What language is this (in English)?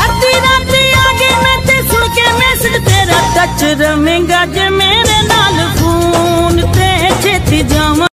Hindi